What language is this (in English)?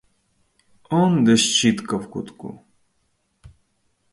Ukrainian